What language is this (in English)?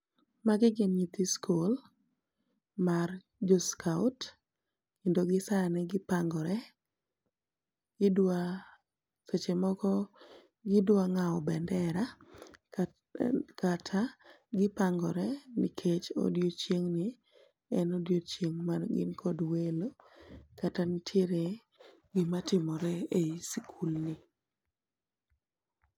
Luo (Kenya and Tanzania)